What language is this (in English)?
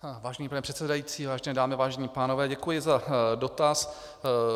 Czech